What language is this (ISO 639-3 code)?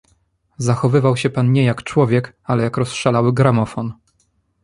pol